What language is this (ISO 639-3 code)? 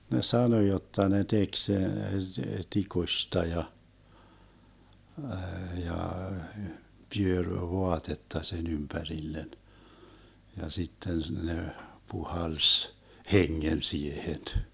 fin